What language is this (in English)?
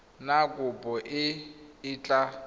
Tswana